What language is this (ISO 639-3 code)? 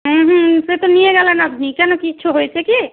ben